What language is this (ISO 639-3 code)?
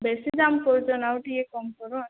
ori